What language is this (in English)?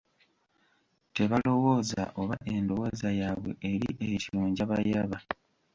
Ganda